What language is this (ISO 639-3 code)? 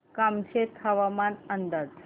mar